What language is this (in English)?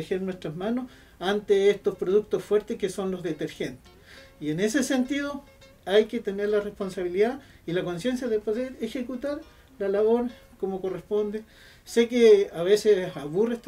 Spanish